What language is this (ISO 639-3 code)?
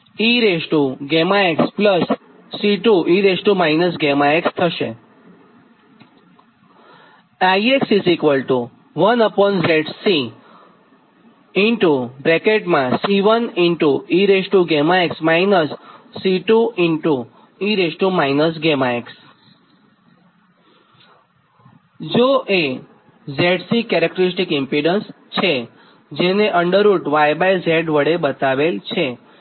guj